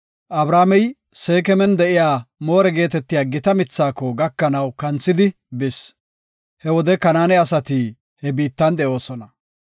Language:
Gofa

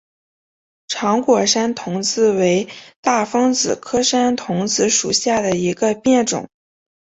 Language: Chinese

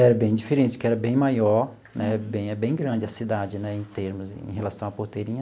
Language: Portuguese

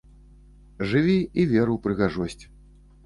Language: Belarusian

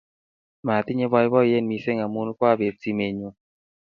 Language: Kalenjin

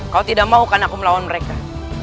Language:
Indonesian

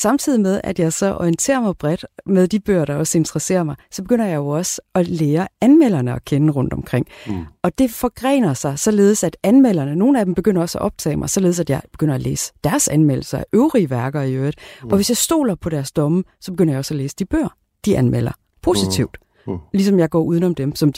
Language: Danish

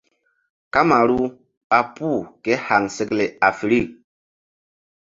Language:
Mbum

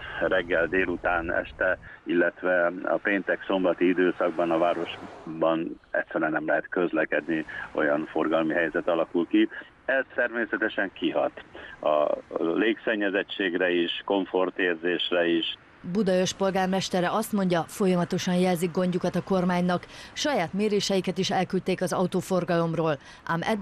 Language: Hungarian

